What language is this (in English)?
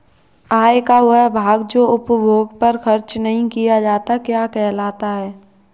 Hindi